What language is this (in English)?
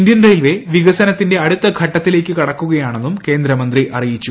Malayalam